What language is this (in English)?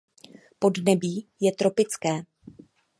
Czech